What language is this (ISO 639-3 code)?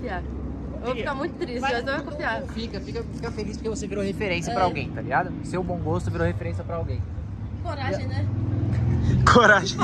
por